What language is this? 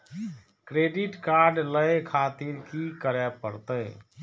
Maithili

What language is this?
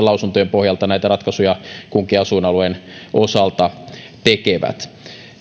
Finnish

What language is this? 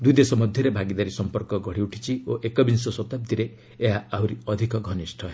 Odia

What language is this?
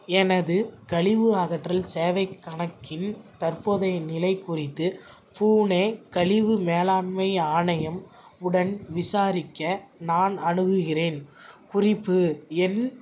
Tamil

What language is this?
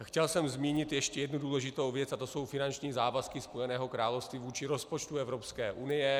Czech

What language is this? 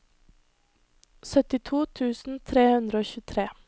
Norwegian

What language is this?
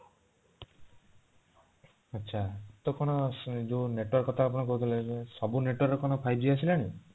Odia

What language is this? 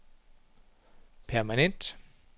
Danish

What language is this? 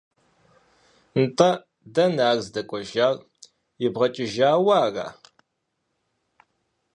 Kabardian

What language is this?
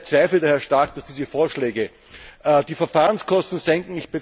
German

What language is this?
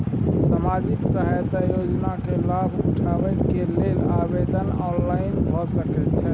Maithili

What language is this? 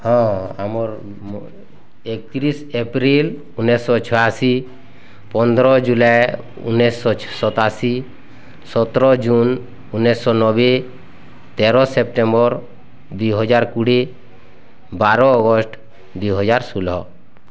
Odia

